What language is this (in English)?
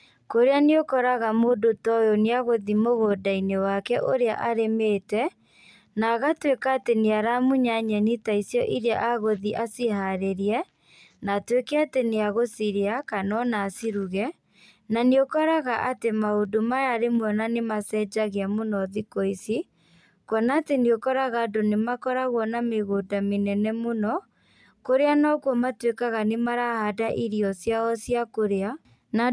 Kikuyu